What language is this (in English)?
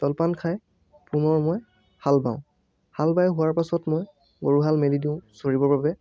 Assamese